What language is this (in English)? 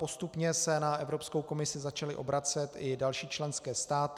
Czech